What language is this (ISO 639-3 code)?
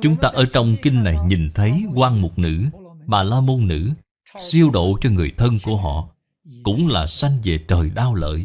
vie